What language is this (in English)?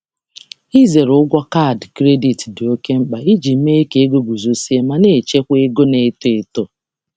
Igbo